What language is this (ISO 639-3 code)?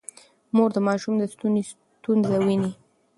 pus